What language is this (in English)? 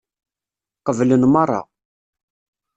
Kabyle